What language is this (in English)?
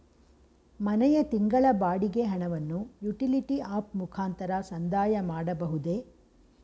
Kannada